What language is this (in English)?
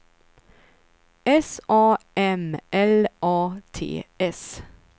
Swedish